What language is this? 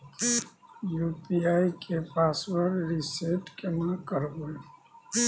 Maithili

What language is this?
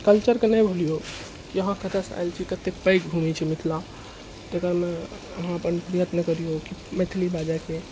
Maithili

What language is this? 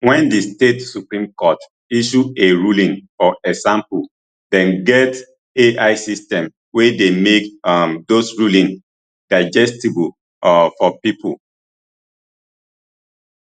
Nigerian Pidgin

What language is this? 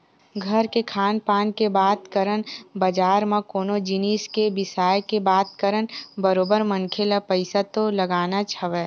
Chhattisgarhi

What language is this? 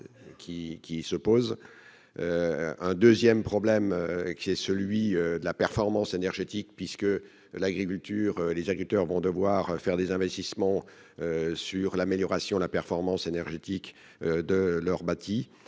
French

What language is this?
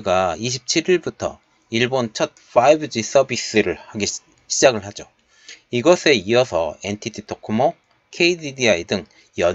Korean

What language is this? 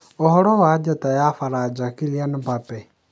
Kikuyu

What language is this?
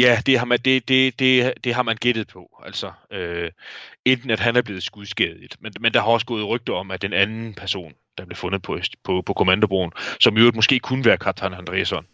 Danish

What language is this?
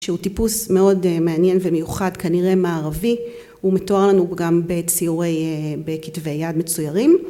Hebrew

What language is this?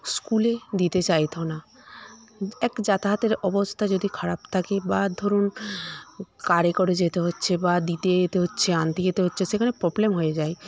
Bangla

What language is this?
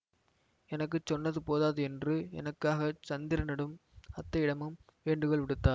Tamil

